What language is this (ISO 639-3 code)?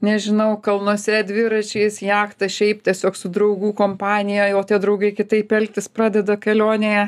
lit